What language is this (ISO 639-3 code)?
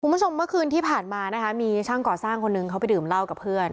tha